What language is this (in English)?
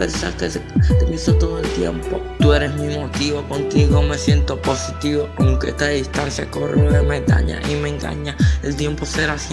Spanish